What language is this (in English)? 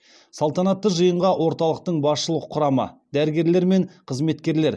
Kazakh